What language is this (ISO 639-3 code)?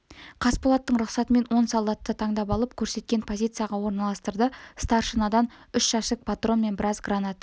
kaz